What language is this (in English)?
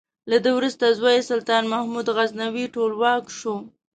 Pashto